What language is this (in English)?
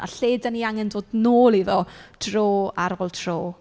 Welsh